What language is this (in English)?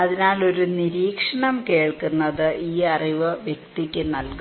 Malayalam